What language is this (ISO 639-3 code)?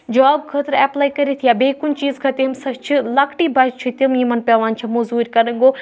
kas